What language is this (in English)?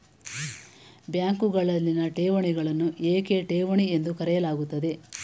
Kannada